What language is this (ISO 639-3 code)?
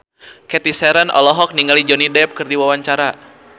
sun